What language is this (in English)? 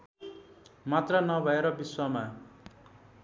Nepali